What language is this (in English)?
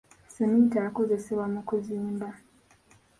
Ganda